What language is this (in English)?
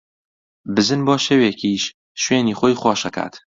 Central Kurdish